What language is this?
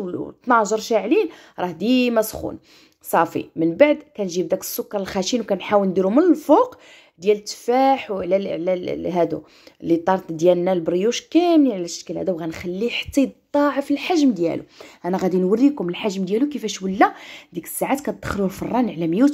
Arabic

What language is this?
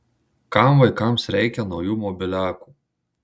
Lithuanian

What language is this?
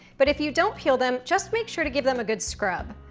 English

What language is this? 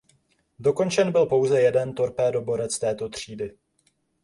Czech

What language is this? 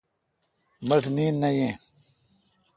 Kalkoti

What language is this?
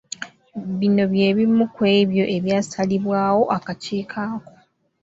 Ganda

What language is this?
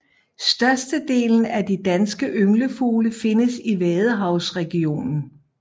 Danish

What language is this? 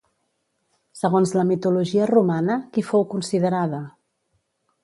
Catalan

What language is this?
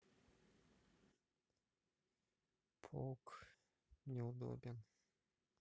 Russian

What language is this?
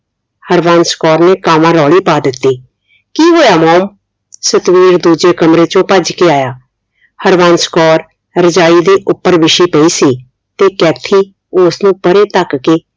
Punjabi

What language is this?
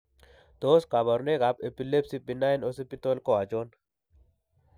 Kalenjin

